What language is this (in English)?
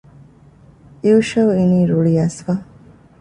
Divehi